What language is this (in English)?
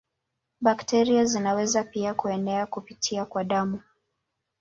Swahili